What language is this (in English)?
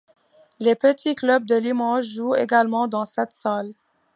French